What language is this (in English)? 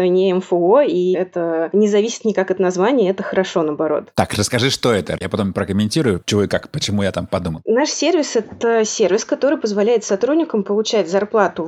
Russian